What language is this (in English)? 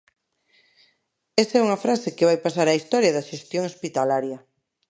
Galician